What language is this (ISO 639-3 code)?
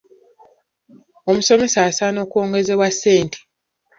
lug